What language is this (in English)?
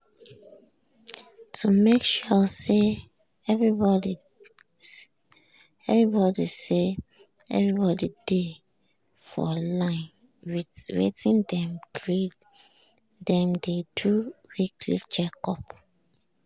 Nigerian Pidgin